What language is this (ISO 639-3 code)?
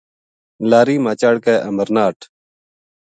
gju